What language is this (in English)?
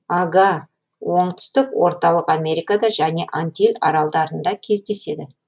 Kazakh